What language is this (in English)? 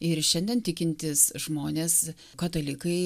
Lithuanian